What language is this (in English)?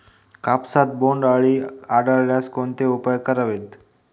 Marathi